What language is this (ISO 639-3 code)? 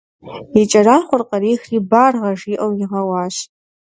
kbd